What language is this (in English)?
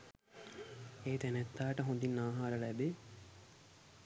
Sinhala